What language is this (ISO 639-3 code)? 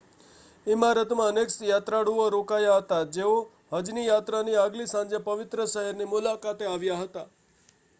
guj